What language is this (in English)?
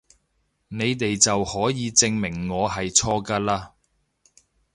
Cantonese